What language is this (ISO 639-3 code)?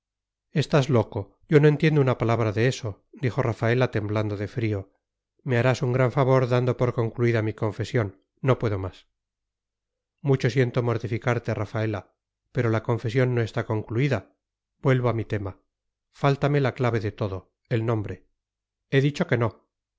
spa